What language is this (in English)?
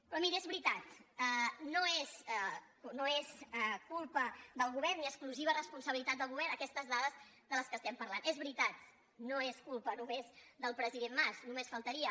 Catalan